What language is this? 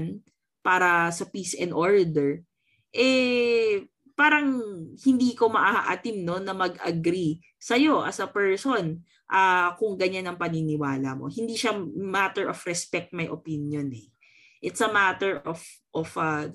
Filipino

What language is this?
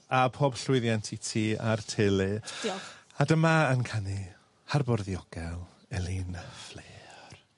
Welsh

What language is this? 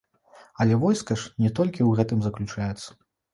Belarusian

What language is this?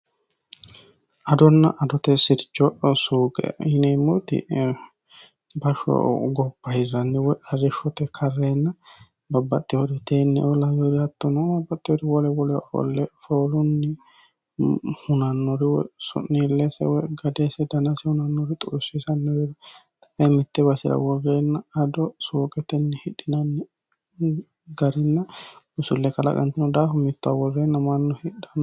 Sidamo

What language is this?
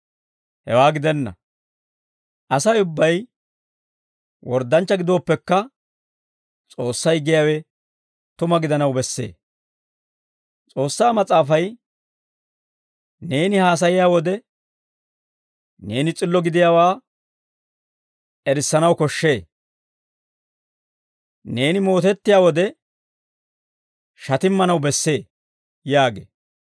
Dawro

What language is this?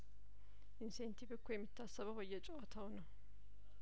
Amharic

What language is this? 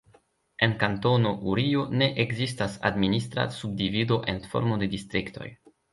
Esperanto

